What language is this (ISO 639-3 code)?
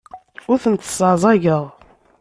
kab